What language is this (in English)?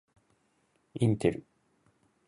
Japanese